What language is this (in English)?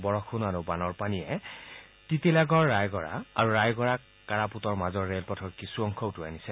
Assamese